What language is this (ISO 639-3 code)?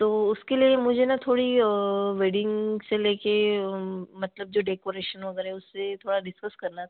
hin